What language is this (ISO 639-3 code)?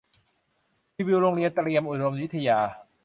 tha